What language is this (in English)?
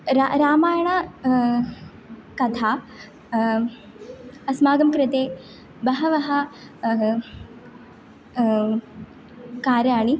Sanskrit